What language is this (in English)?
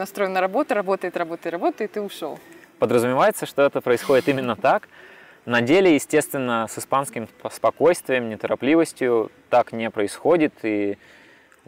Russian